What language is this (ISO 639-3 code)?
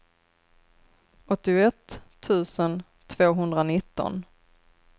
swe